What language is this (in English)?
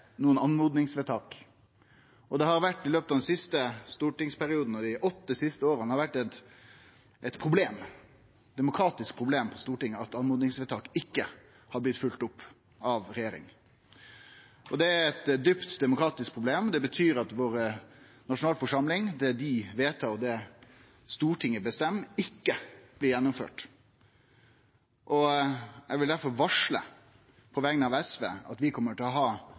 Norwegian Nynorsk